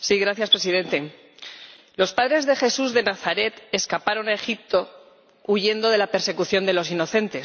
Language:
Spanish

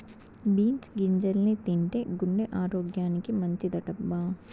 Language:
Telugu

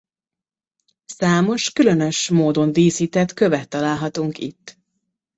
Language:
Hungarian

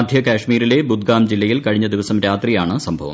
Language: Malayalam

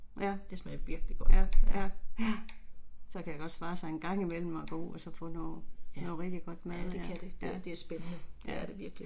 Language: Danish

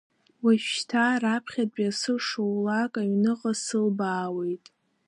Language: Abkhazian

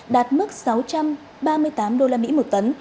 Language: Vietnamese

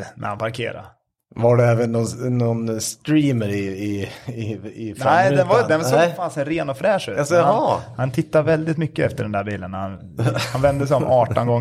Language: Swedish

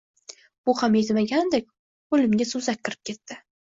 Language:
Uzbek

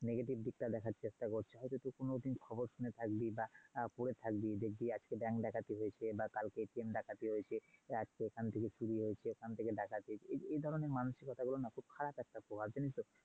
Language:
Bangla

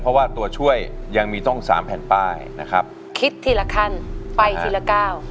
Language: Thai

